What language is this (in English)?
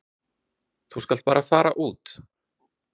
Icelandic